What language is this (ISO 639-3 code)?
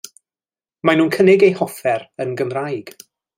cym